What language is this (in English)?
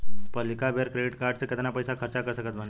Bhojpuri